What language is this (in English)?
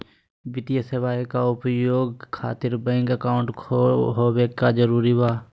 Magahi